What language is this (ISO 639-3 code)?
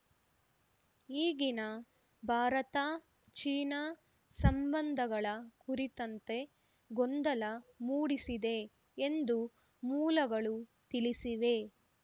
kan